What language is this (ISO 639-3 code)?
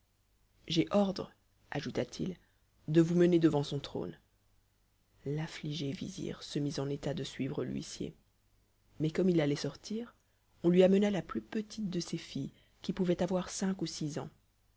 fra